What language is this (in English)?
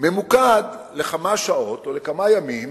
Hebrew